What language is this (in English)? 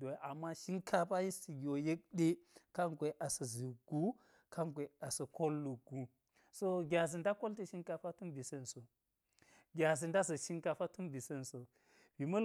Geji